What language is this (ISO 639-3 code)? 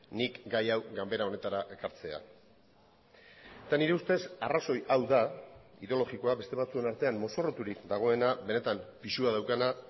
eus